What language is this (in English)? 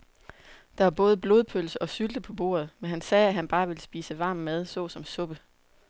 Danish